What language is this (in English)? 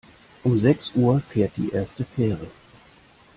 German